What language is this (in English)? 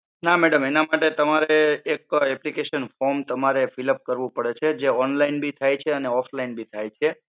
Gujarati